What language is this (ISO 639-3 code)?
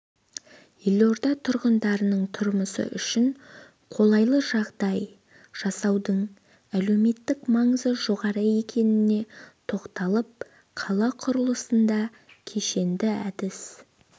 kaz